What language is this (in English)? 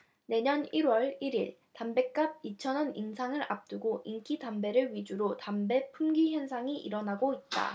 Korean